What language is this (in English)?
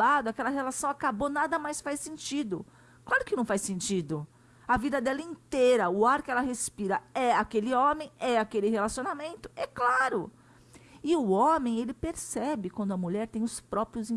Portuguese